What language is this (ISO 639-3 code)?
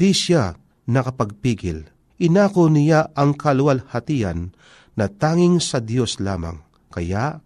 fil